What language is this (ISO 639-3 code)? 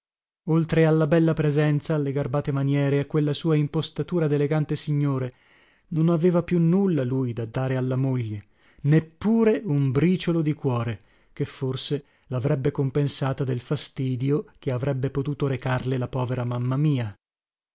ita